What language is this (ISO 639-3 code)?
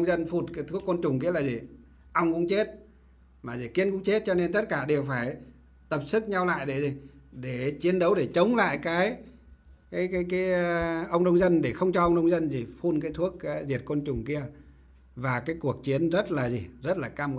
vie